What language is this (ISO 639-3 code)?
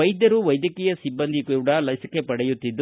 kan